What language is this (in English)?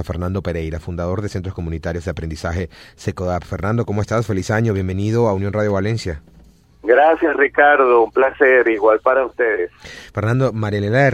Spanish